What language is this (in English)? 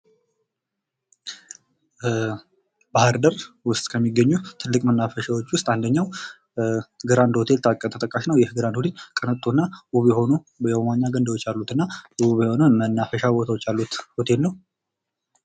Amharic